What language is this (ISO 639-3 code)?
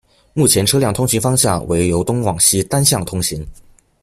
zho